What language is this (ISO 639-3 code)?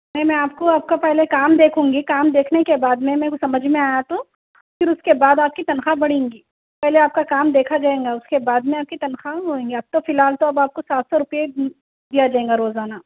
urd